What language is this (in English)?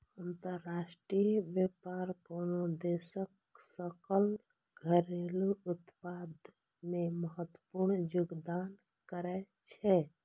Maithili